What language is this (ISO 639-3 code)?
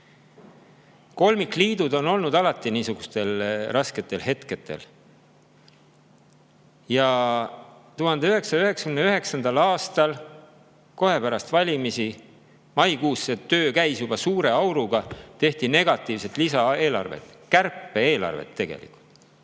est